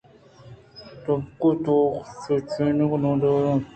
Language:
Eastern Balochi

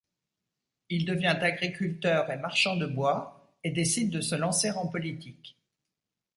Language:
French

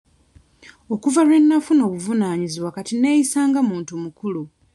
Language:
Ganda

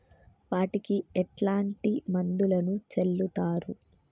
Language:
Telugu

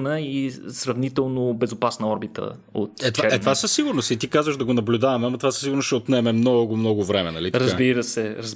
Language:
Bulgarian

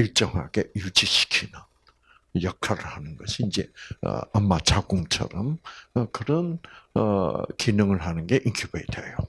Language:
Korean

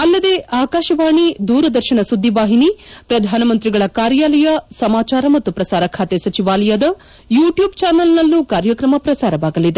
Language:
Kannada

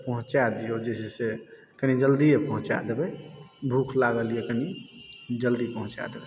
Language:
Maithili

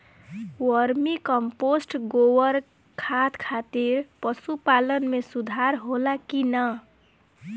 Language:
Bhojpuri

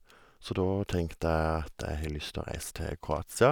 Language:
Norwegian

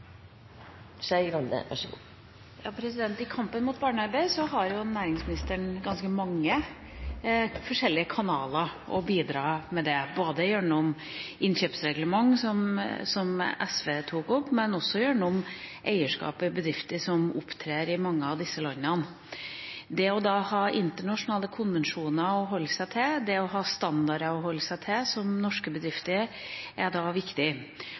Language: Norwegian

